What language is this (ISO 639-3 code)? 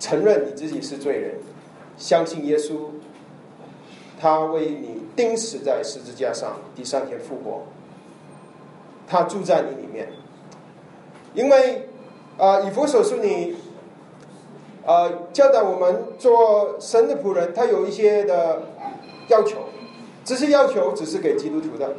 zho